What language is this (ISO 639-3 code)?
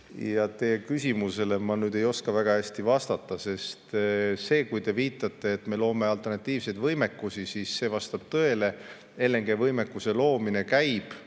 est